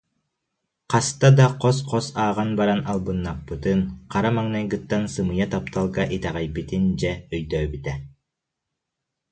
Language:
Yakut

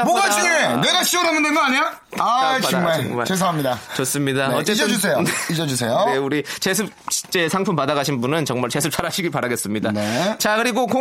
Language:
Korean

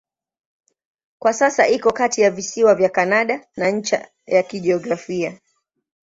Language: Swahili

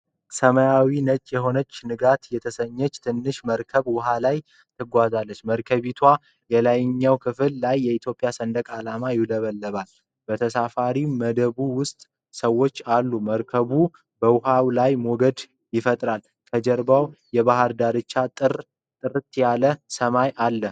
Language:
Amharic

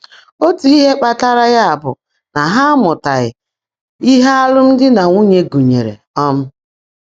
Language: Igbo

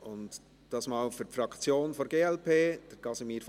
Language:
Swiss German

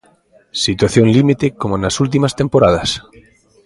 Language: Galician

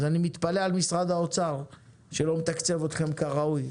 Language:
Hebrew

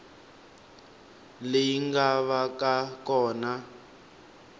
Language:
Tsonga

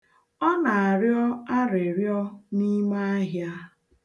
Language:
Igbo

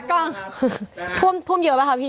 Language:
Thai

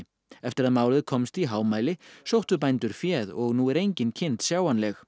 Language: Icelandic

